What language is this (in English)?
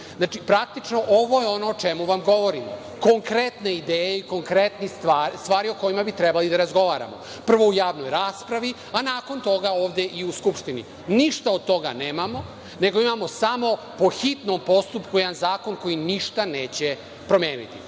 Serbian